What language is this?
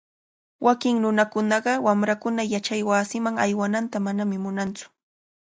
Cajatambo North Lima Quechua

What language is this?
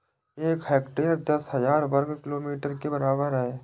Hindi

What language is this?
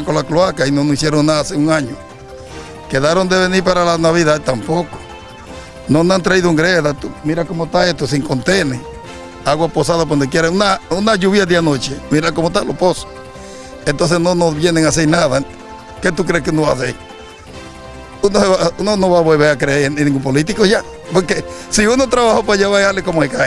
Spanish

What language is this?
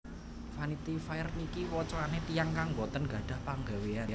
Javanese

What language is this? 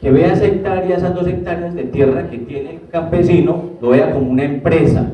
Spanish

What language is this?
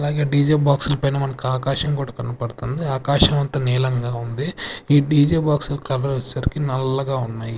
Telugu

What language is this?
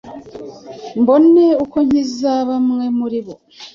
Kinyarwanda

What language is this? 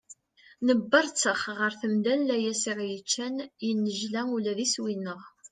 Kabyle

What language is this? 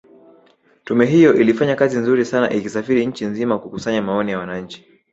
Swahili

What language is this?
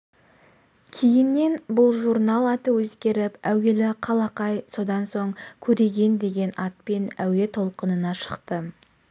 Kazakh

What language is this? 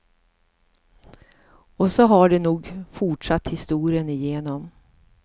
Swedish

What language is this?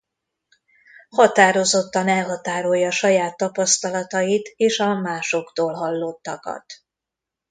Hungarian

